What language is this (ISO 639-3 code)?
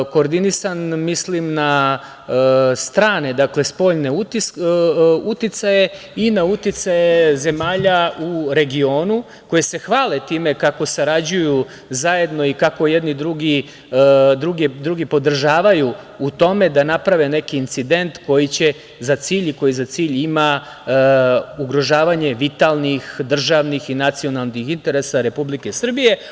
srp